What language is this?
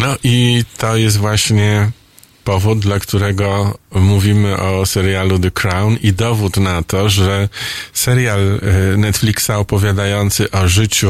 Polish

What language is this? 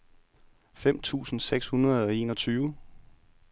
Danish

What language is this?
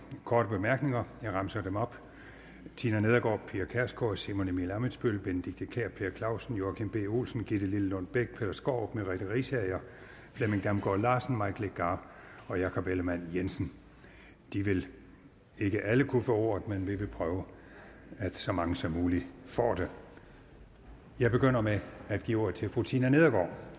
Danish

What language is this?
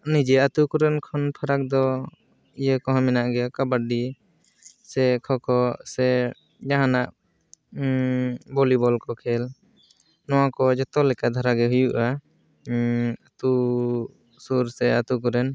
Santali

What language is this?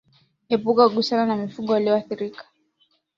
Swahili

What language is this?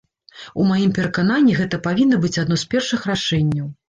Belarusian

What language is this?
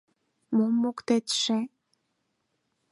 Mari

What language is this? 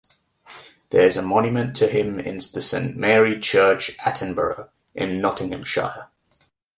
English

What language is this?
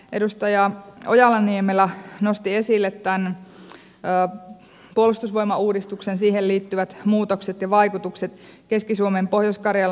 Finnish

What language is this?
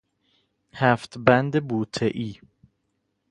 Persian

